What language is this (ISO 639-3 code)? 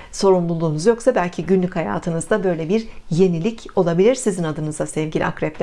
tur